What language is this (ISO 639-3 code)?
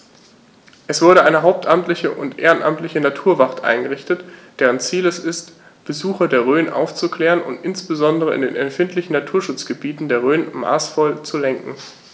deu